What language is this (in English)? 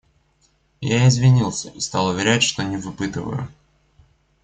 Russian